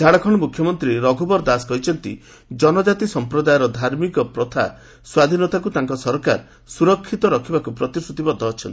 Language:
Odia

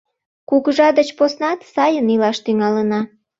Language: Mari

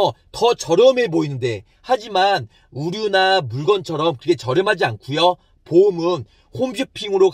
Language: Korean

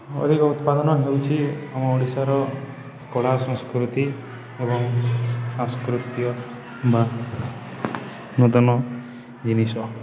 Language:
Odia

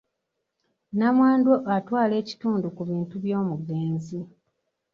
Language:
Ganda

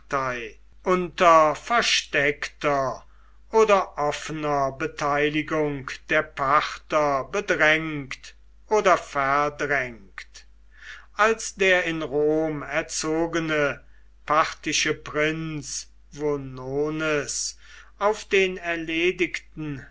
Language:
German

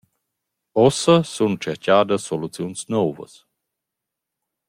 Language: Romansh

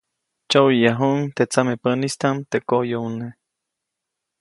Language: Copainalá Zoque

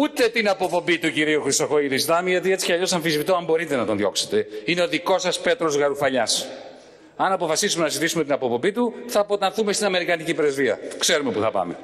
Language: Greek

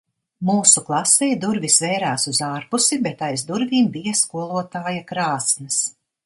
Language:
Latvian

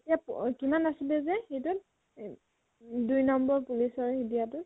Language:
Assamese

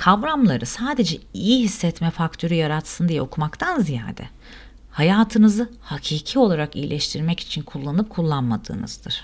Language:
Turkish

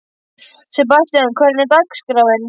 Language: Icelandic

